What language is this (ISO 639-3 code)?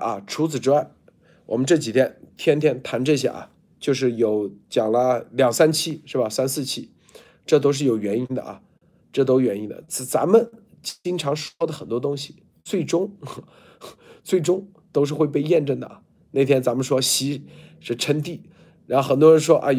zho